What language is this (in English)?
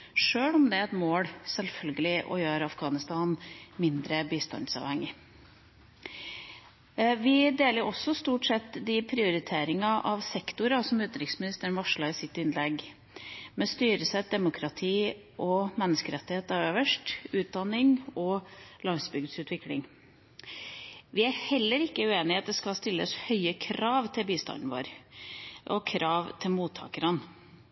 Norwegian Bokmål